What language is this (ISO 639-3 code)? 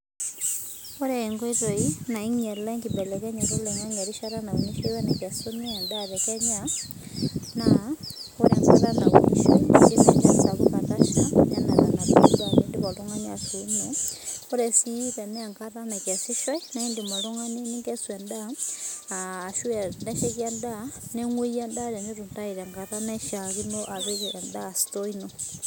mas